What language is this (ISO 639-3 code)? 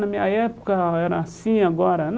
por